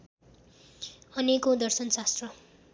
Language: Nepali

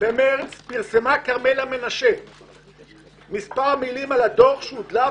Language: Hebrew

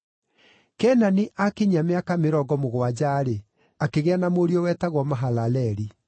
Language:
Kikuyu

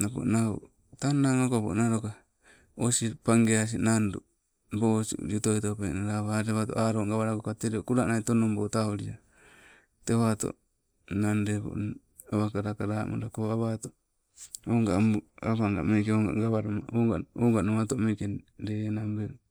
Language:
Sibe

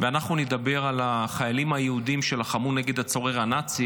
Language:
Hebrew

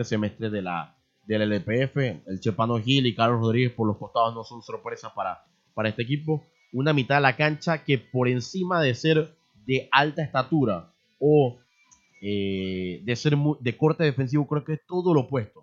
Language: Spanish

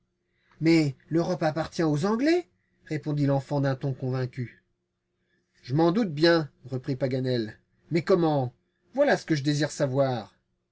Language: French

